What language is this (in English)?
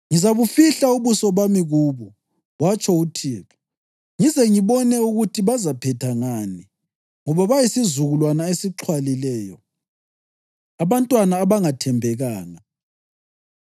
North Ndebele